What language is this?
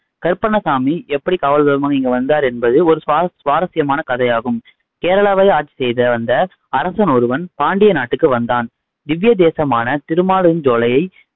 Tamil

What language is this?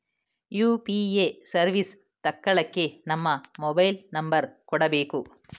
Kannada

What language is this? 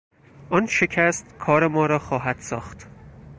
Persian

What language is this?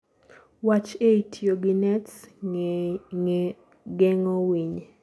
Luo (Kenya and Tanzania)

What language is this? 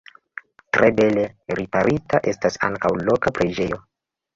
Esperanto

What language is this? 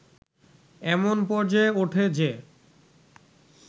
Bangla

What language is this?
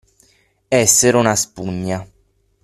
Italian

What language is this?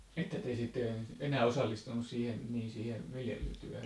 Finnish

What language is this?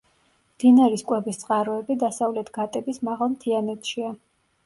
Georgian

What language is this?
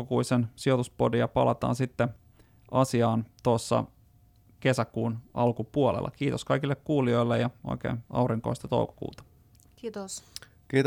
Finnish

